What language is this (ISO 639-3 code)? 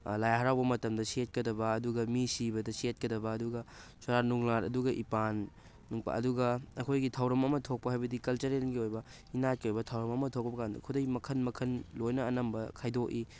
mni